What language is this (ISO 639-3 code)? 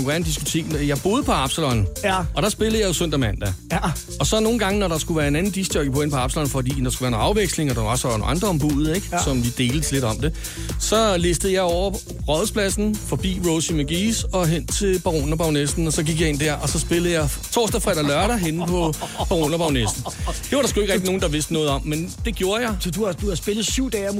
dan